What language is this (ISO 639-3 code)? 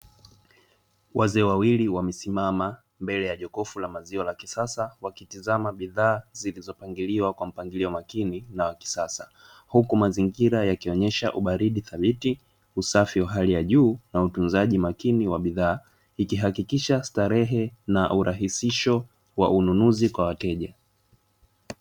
swa